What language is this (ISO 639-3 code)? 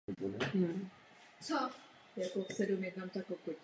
ces